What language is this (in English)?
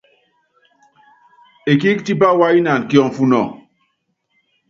Yangben